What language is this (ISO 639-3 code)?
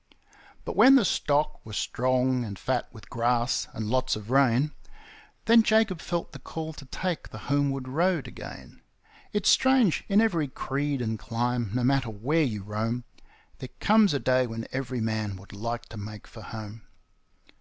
eng